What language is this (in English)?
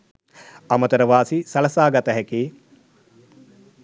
Sinhala